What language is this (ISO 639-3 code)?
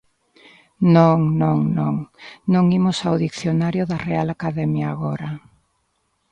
glg